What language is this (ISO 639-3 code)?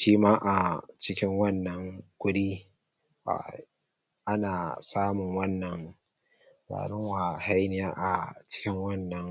hau